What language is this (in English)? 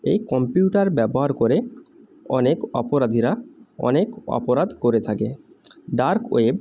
Bangla